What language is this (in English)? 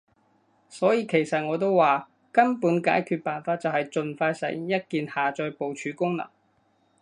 Cantonese